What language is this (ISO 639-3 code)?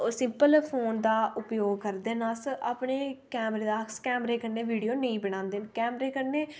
doi